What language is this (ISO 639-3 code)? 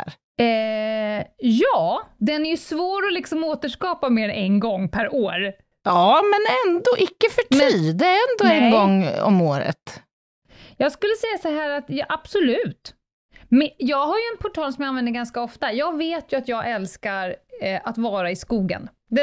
swe